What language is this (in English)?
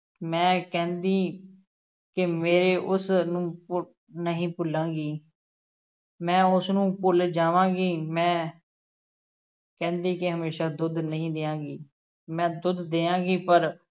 Punjabi